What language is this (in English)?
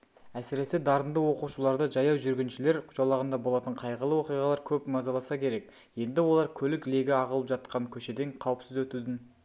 Kazakh